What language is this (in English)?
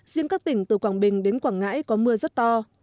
Vietnamese